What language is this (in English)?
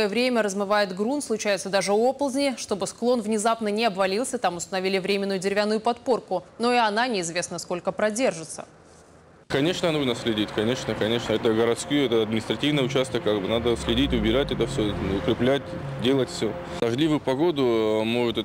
Russian